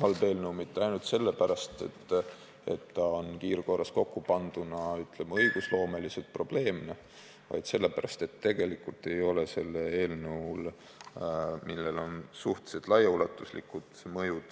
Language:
Estonian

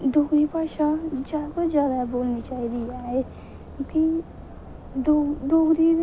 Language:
Dogri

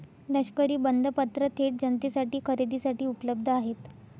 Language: Marathi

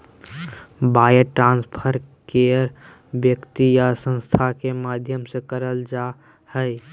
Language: Magahi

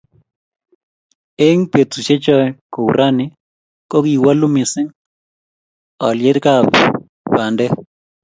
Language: Kalenjin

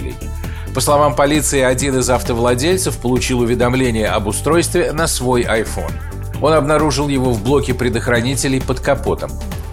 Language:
Russian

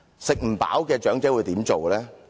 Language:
Cantonese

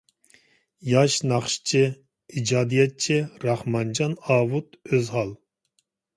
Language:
Uyghur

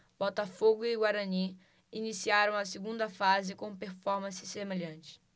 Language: Portuguese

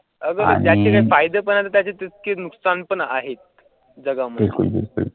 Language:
Marathi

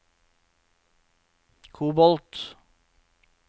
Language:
Norwegian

